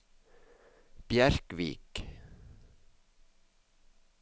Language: Norwegian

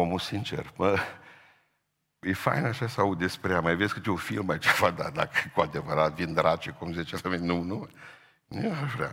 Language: Romanian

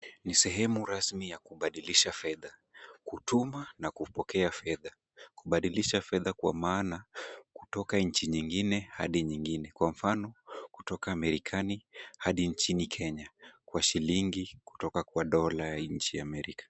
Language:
Swahili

